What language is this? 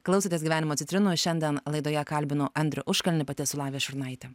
Lithuanian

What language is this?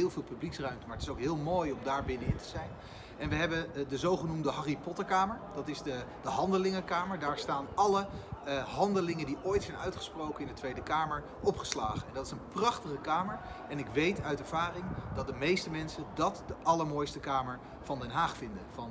Dutch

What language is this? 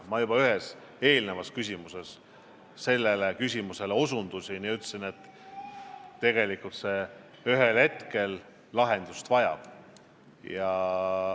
Estonian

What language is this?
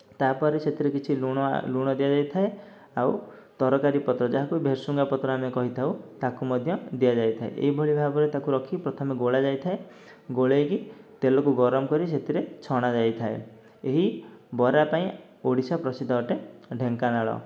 Odia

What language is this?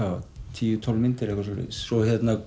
Icelandic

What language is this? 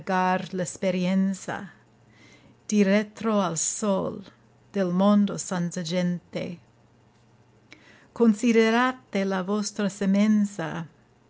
Italian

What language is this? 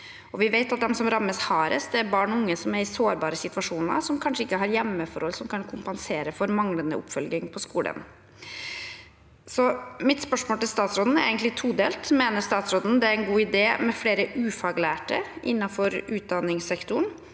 Norwegian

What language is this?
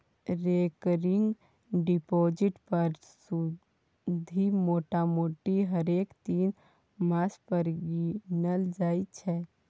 Maithili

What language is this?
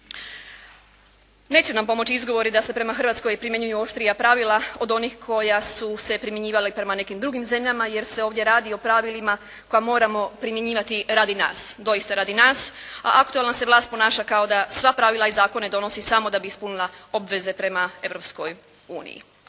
Croatian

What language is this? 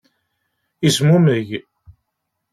Kabyle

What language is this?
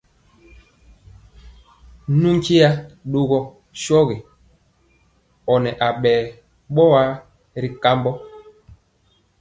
Mpiemo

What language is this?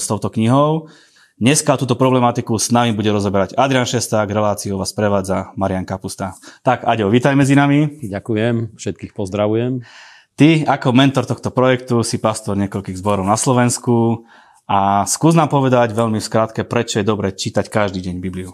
Slovak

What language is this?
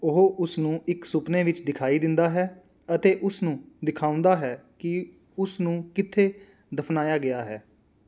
Punjabi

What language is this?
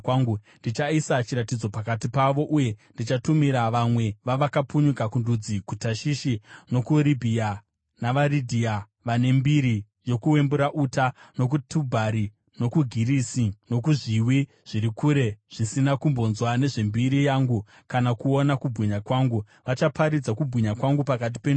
Shona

